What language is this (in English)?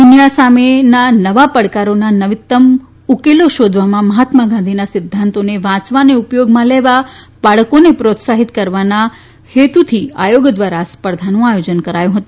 Gujarati